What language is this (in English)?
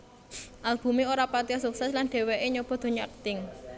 Javanese